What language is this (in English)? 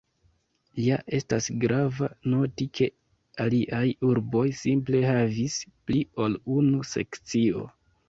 Esperanto